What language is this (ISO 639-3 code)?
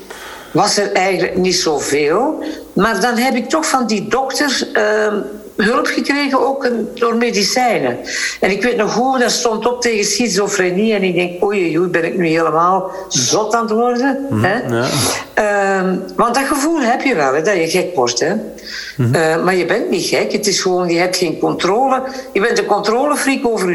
nld